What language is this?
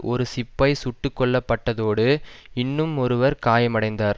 Tamil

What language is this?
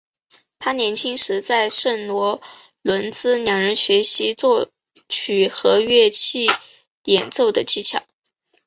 Chinese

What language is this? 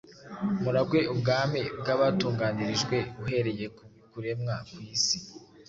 Kinyarwanda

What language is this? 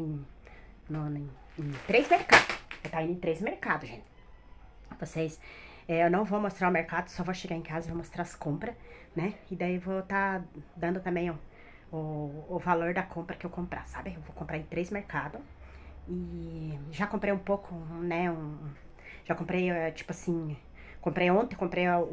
Portuguese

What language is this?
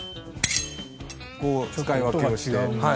Japanese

